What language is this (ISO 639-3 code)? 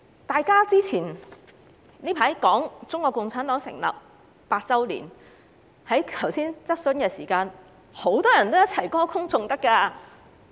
yue